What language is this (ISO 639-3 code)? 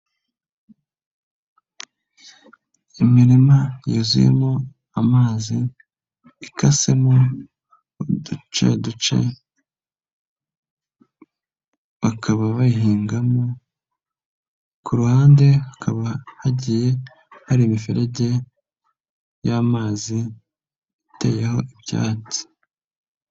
kin